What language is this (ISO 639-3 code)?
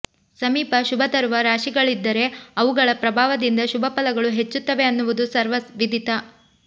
kan